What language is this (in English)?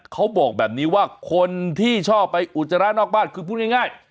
Thai